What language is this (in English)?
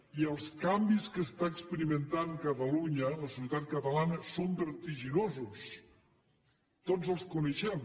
Catalan